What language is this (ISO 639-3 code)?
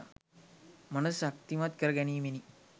sin